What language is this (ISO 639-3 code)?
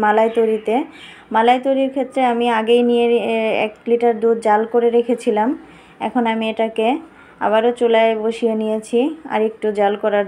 hin